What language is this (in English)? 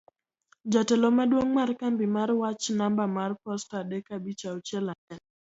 Luo (Kenya and Tanzania)